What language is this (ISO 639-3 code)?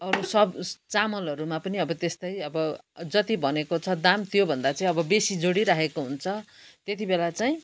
nep